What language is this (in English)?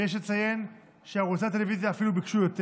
Hebrew